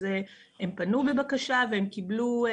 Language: Hebrew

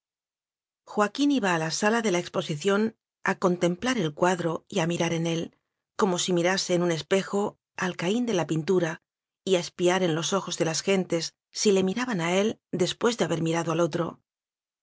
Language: Spanish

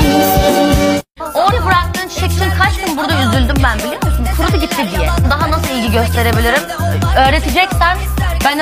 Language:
Turkish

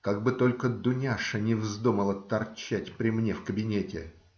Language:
Russian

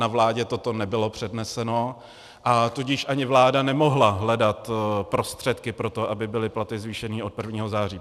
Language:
Czech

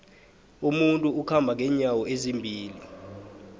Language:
South Ndebele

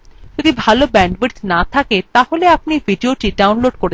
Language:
Bangla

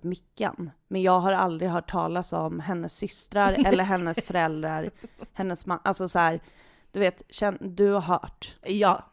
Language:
Swedish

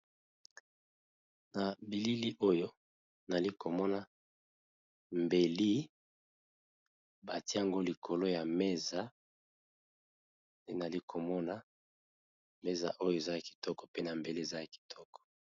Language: Lingala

